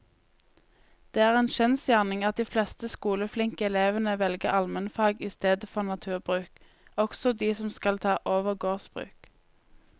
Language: Norwegian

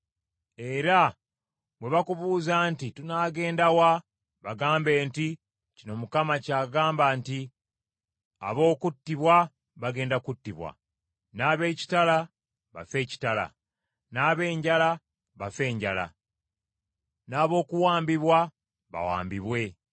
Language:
Ganda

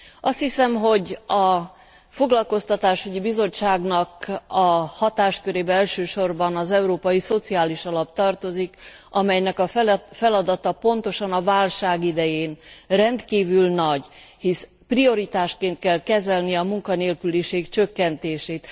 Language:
Hungarian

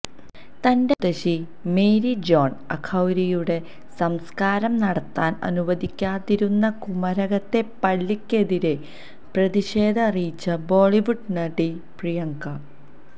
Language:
Malayalam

